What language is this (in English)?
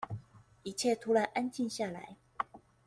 Chinese